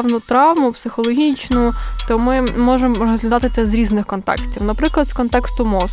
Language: Ukrainian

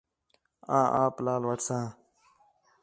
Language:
Khetrani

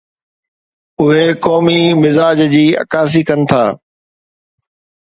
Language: Sindhi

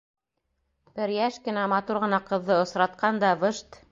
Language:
Bashkir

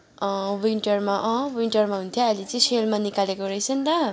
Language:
Nepali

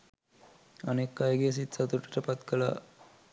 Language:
Sinhala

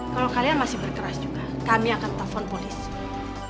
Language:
Indonesian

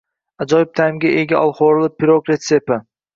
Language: Uzbek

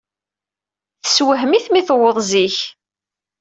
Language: Kabyle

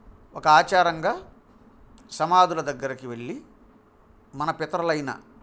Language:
Telugu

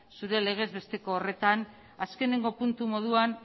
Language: Basque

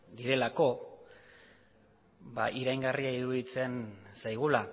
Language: Basque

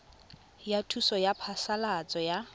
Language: Tswana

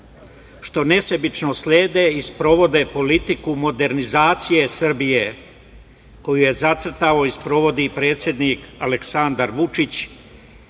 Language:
Serbian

